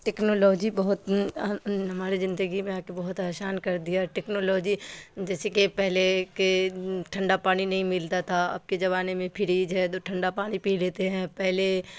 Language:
Urdu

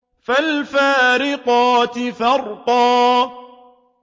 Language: Arabic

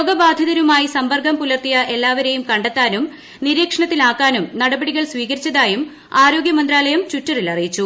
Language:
Malayalam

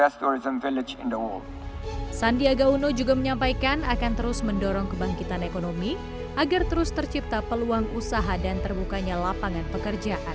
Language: Indonesian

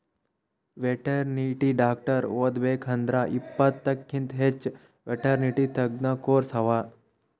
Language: Kannada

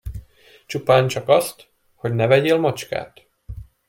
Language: Hungarian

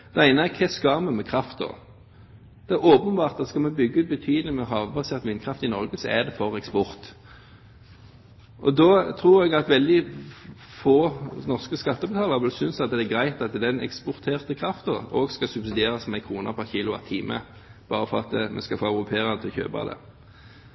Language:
Norwegian Bokmål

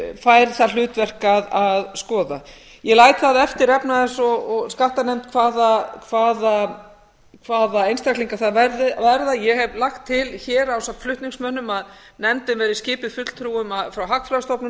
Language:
Icelandic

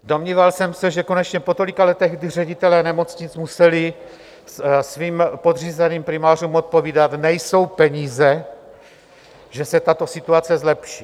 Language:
Czech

